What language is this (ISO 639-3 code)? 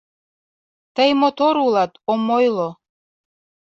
chm